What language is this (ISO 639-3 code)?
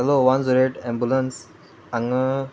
kok